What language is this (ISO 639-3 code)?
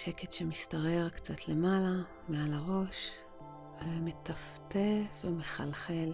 heb